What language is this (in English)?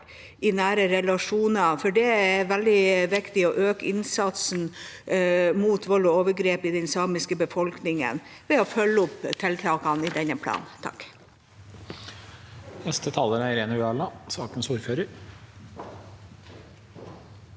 Norwegian